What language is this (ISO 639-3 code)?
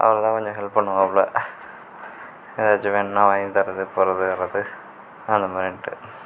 tam